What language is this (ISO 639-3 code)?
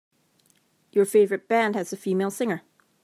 eng